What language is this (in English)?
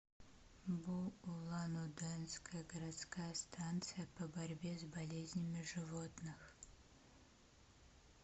Russian